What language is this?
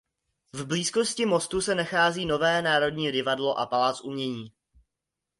Czech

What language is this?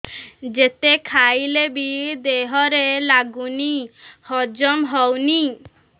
Odia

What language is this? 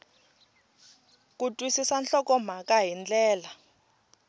Tsonga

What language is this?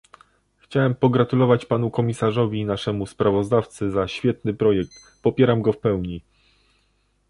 Polish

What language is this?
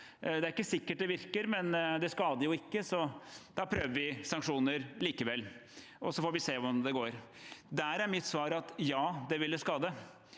Norwegian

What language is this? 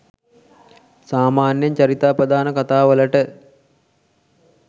Sinhala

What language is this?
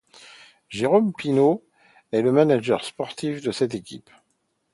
French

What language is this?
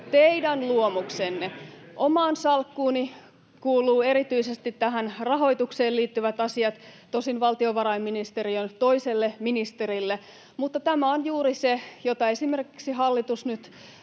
Finnish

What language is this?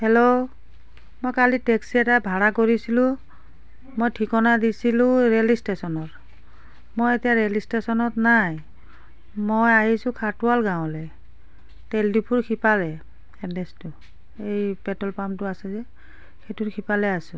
Assamese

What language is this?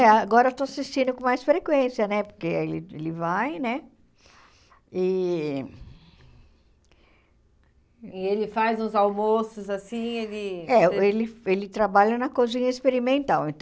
Portuguese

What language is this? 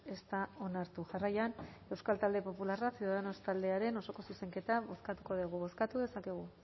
Basque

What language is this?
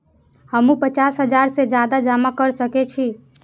Maithili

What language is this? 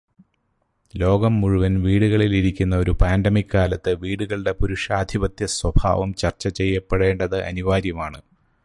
Malayalam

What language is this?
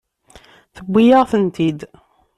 Kabyle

